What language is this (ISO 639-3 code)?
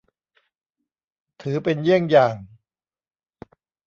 tha